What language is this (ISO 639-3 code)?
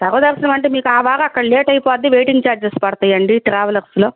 tel